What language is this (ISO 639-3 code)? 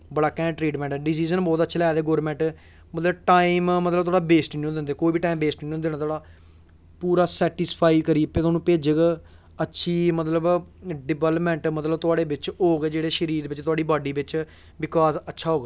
doi